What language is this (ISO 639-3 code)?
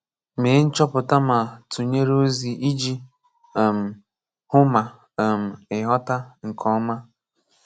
ibo